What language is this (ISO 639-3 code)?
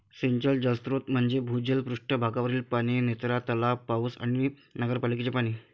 mar